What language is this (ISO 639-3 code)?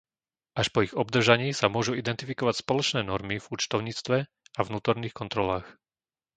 slk